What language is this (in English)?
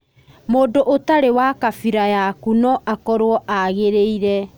Kikuyu